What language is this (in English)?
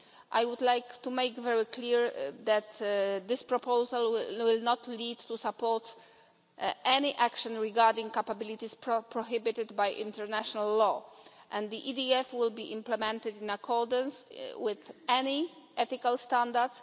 English